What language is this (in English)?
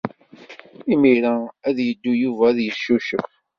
Kabyle